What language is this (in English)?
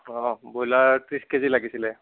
Assamese